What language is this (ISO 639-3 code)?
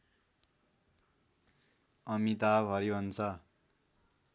nep